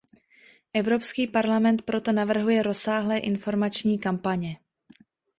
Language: Czech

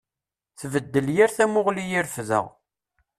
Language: Kabyle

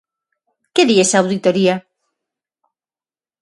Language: Galician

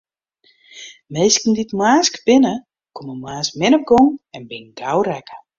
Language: Western Frisian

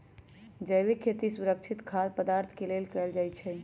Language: Magahi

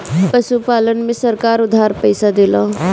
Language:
Bhojpuri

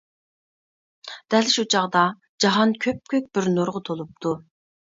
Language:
Uyghur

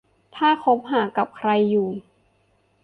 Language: Thai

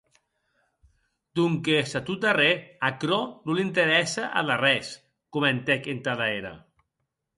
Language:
Occitan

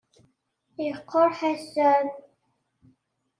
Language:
Kabyle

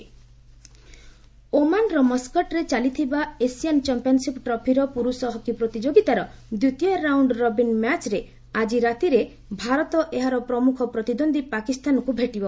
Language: Odia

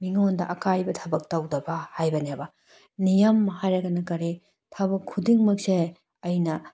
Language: Manipuri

